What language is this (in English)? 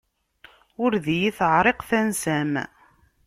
Kabyle